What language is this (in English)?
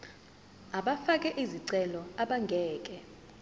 Zulu